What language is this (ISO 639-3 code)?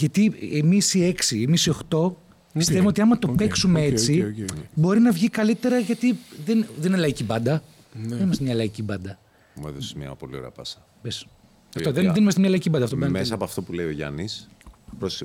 ell